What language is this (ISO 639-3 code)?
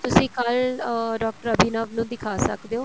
pan